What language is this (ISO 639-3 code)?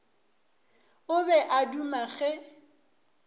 nso